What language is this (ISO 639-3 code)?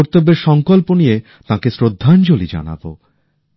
ben